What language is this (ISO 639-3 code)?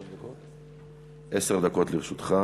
heb